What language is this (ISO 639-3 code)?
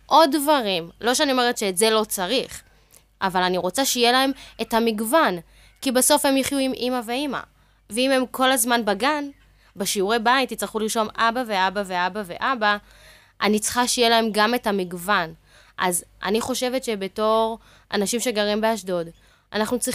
heb